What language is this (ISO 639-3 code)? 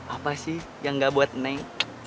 ind